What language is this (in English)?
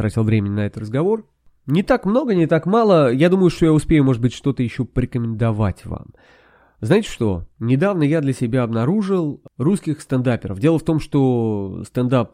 Russian